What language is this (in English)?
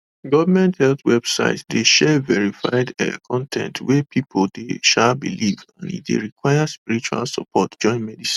Nigerian Pidgin